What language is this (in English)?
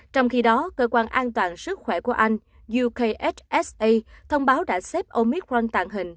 Vietnamese